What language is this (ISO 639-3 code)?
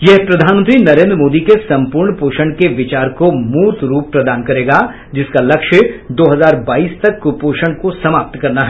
hin